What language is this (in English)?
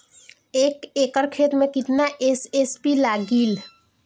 Bhojpuri